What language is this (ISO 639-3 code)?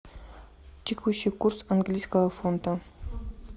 rus